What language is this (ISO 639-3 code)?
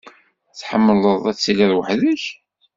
kab